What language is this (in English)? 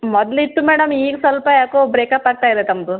Kannada